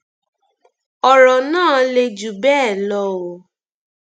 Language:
Yoruba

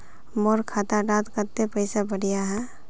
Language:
Magahi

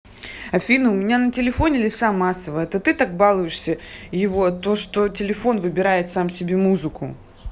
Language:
Russian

